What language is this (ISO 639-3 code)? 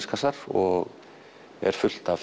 isl